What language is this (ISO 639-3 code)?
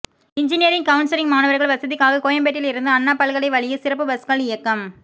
tam